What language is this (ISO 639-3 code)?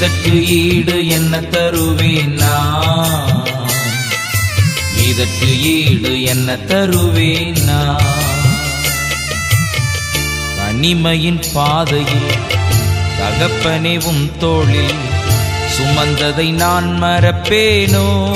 tam